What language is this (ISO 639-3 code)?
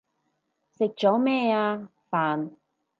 yue